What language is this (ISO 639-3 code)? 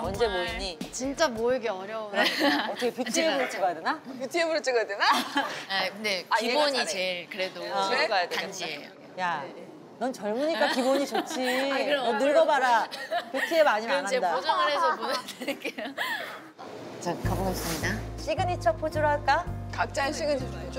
kor